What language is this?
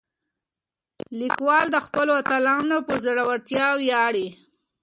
Pashto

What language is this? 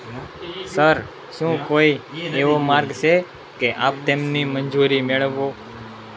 Gujarati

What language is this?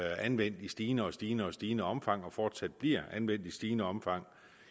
Danish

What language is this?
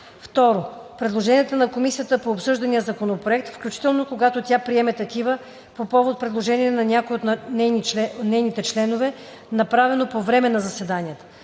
Bulgarian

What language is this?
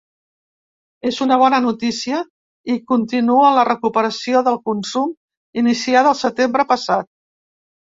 Catalan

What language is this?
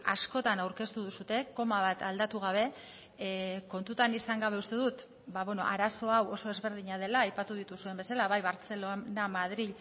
Basque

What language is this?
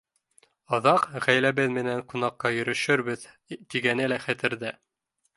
Bashkir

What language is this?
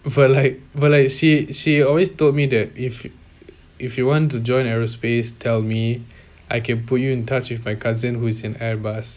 English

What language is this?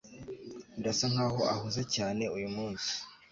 Kinyarwanda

